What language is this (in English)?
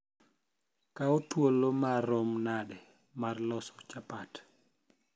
Luo (Kenya and Tanzania)